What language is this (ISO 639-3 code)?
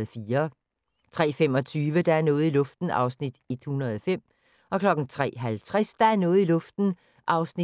dan